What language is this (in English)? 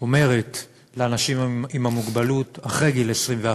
Hebrew